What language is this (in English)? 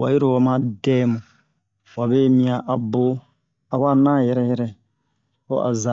Bomu